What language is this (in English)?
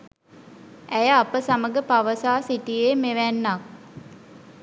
Sinhala